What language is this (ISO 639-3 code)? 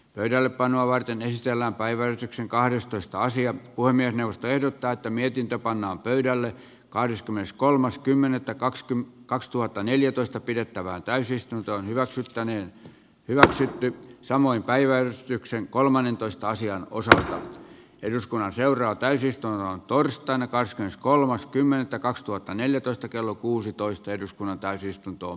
fin